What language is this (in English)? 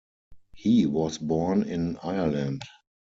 English